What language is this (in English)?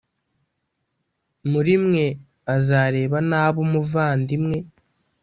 Kinyarwanda